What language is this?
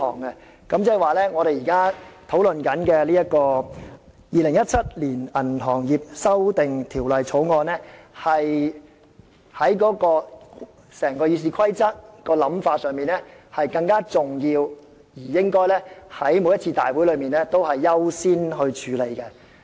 Cantonese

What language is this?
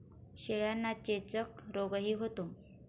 Marathi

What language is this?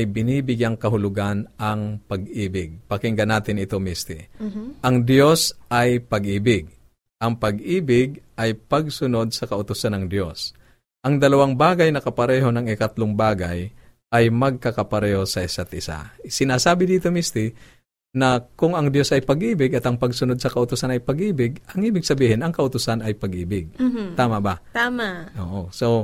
Filipino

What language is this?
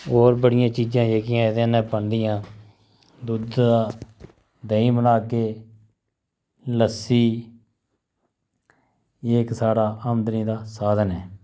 Dogri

